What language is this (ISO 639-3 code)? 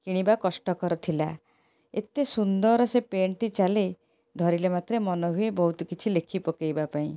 ori